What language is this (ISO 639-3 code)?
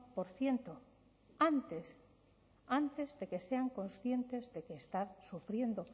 spa